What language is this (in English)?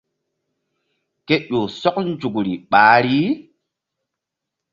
Mbum